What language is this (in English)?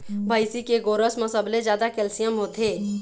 Chhattisgarhi